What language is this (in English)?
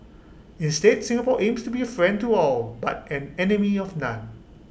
English